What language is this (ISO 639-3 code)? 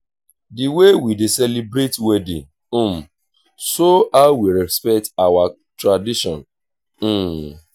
pcm